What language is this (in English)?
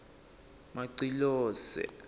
Swati